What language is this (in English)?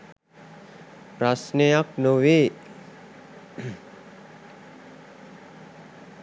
Sinhala